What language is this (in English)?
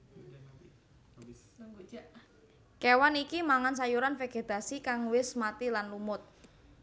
Javanese